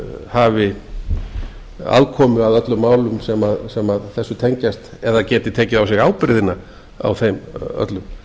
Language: Icelandic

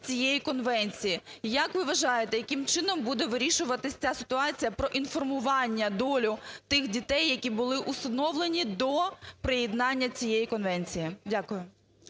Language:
Ukrainian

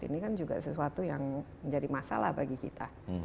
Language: Indonesian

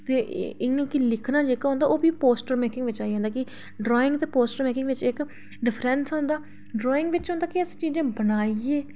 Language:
Dogri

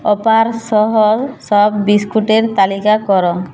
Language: Bangla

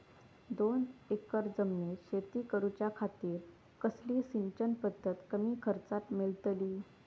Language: Marathi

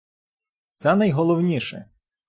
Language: Ukrainian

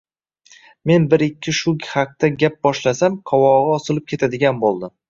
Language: Uzbek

